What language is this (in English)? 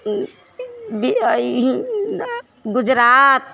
Maithili